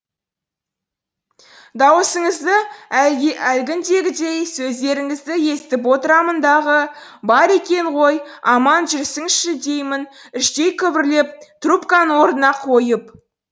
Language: Kazakh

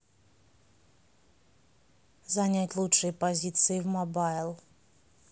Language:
Russian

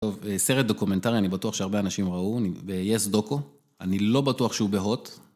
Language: Hebrew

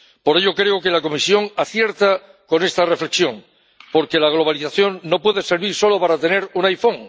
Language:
Spanish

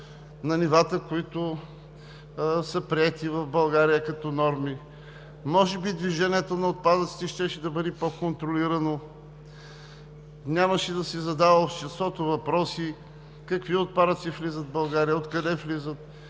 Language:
Bulgarian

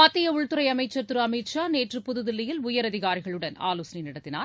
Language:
Tamil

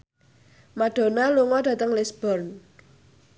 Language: Javanese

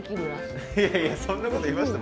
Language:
Japanese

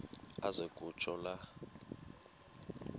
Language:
Xhosa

